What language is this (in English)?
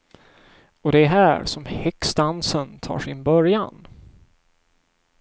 Swedish